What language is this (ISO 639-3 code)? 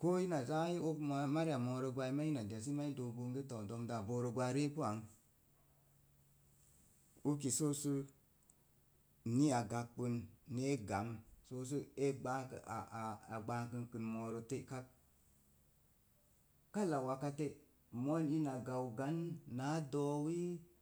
ver